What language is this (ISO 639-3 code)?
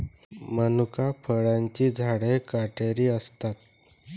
mar